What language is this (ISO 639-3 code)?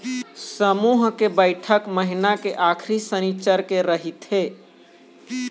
hne